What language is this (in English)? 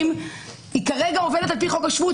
Hebrew